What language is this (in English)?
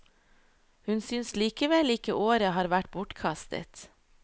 Norwegian